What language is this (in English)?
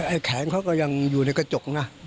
Thai